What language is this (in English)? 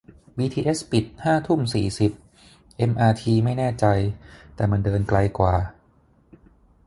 Thai